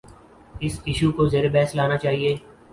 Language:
Urdu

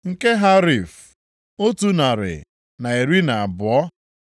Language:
Igbo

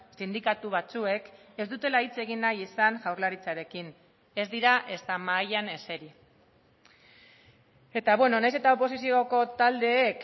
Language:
Basque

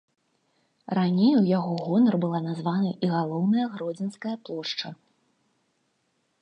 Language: Belarusian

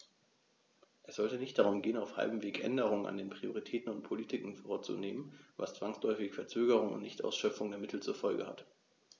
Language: German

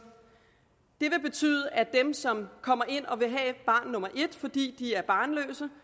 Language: Danish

